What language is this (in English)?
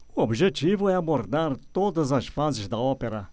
Portuguese